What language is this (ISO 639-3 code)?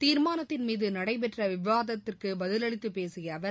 tam